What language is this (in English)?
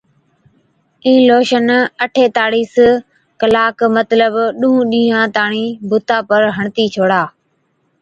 Od